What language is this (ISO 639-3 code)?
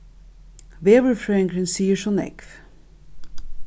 fao